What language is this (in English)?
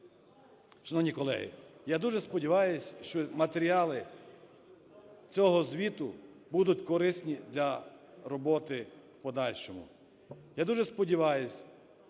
Ukrainian